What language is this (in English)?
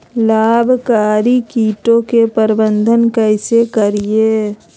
Magahi